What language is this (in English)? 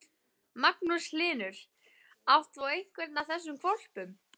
Icelandic